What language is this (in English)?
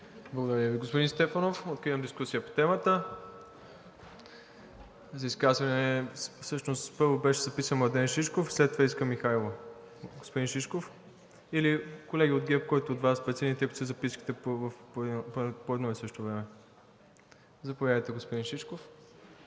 Bulgarian